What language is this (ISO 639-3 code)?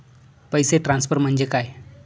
mar